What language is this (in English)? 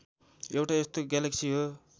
Nepali